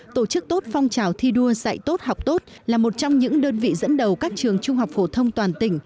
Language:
Vietnamese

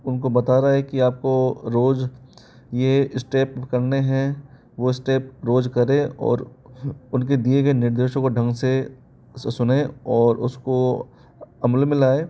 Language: Hindi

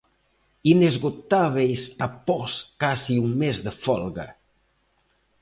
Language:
Galician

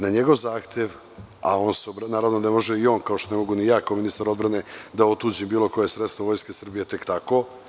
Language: Serbian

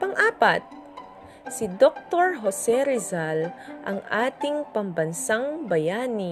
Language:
Filipino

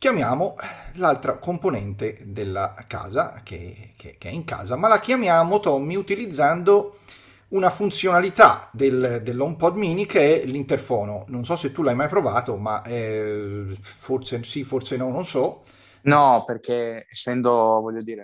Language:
Italian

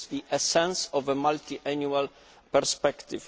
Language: English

